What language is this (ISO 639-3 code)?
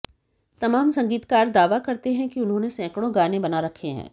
hin